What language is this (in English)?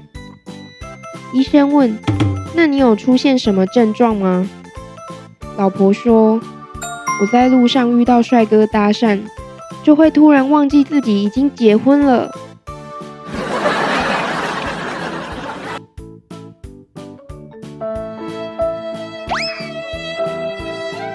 Chinese